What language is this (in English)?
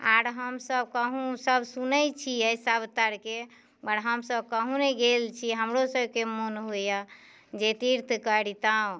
Maithili